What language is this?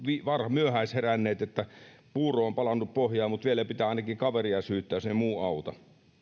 Finnish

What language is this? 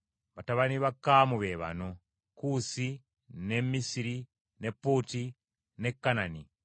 Ganda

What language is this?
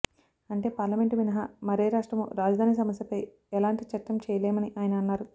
Telugu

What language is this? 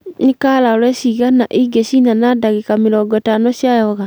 Kikuyu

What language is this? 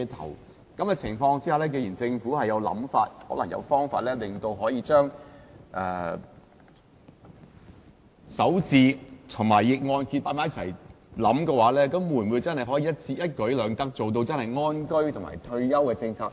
Cantonese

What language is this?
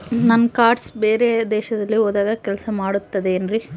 Kannada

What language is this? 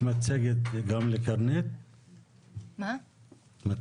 Hebrew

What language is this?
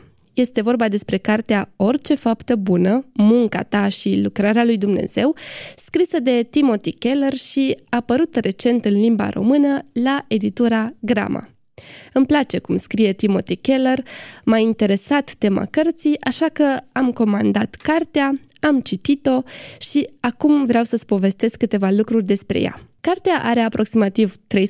Romanian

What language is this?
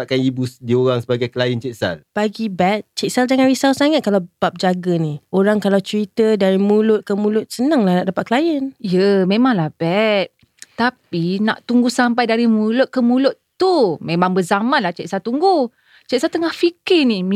Malay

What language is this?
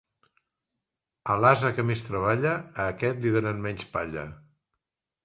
Catalan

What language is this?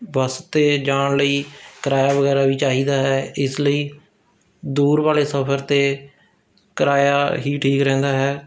Punjabi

